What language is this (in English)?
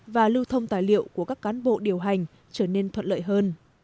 Vietnamese